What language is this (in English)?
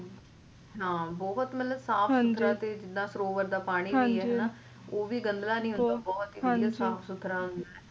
Punjabi